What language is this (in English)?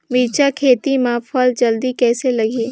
Chhattisgarhi